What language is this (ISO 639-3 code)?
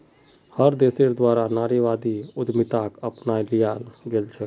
mag